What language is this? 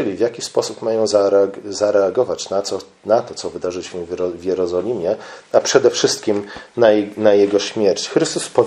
Polish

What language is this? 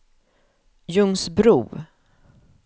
Swedish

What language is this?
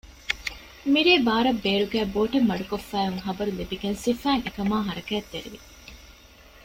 Divehi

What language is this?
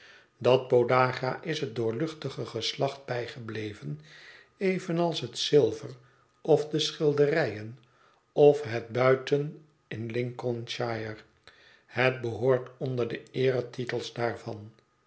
Dutch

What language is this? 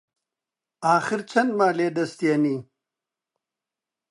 Central Kurdish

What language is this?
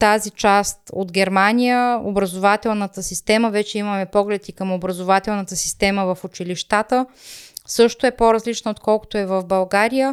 Bulgarian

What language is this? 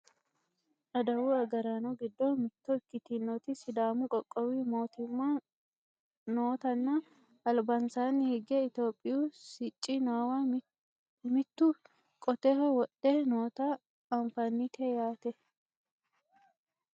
Sidamo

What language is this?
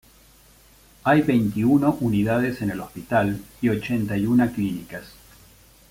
Spanish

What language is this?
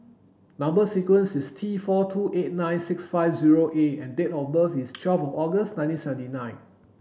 English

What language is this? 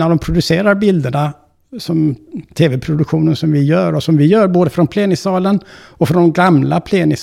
Swedish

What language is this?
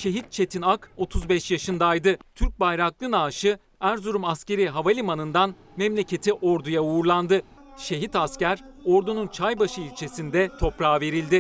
Turkish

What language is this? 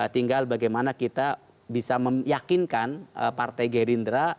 Indonesian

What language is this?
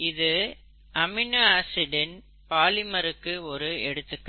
Tamil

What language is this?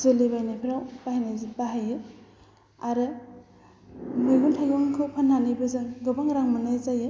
Bodo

